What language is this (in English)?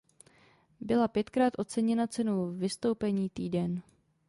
Czech